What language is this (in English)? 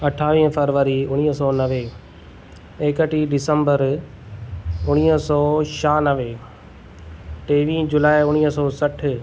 Sindhi